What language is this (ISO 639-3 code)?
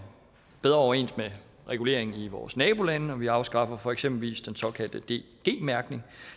dan